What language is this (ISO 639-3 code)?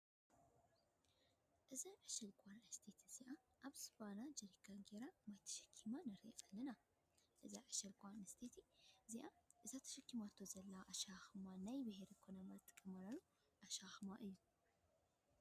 tir